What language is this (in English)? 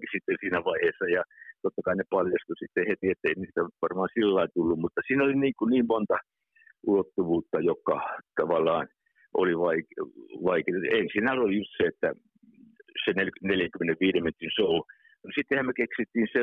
Finnish